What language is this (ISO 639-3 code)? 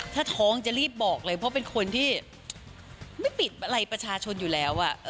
tha